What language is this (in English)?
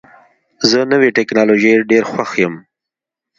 Pashto